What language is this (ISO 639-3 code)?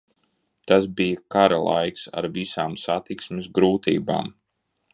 lav